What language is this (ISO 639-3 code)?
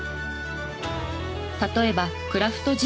jpn